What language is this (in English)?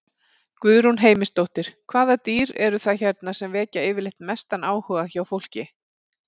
Icelandic